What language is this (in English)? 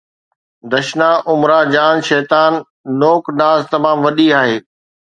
Sindhi